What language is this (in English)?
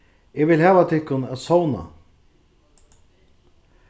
Faroese